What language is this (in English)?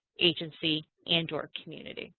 English